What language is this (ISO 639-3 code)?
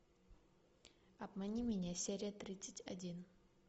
rus